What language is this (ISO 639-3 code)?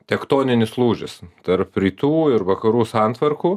lit